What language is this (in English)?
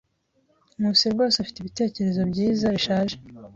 Kinyarwanda